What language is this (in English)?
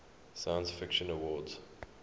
English